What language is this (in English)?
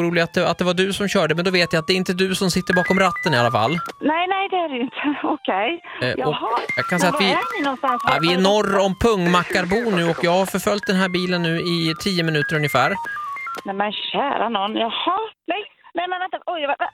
Swedish